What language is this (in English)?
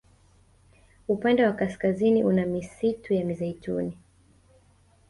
Swahili